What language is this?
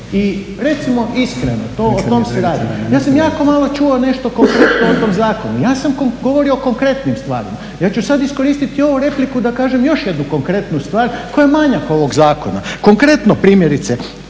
Croatian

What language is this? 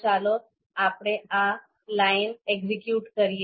Gujarati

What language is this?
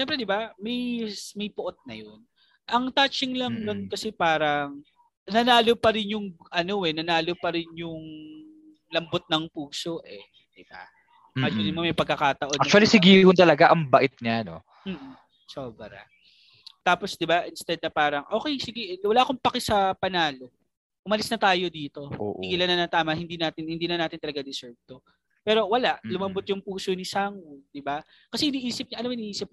Filipino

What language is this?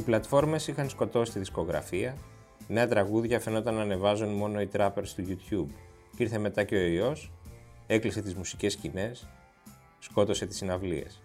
Greek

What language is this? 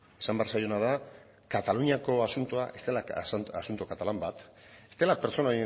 Basque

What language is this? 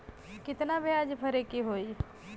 Bhojpuri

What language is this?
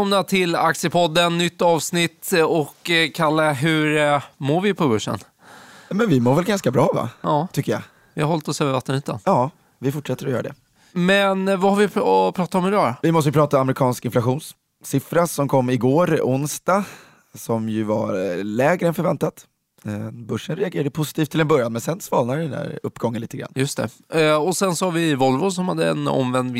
Swedish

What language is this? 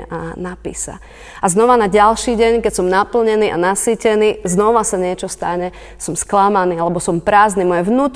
Slovak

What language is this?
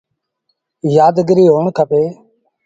Sindhi Bhil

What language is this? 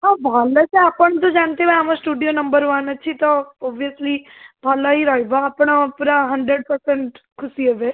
Odia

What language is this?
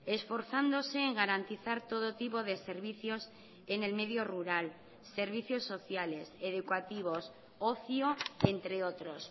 Spanish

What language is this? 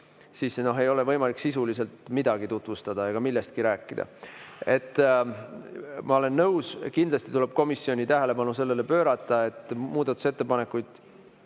Estonian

